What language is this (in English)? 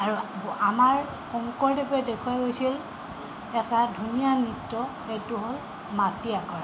Assamese